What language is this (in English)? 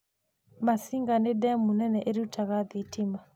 Kikuyu